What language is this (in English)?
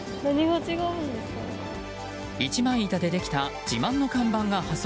Japanese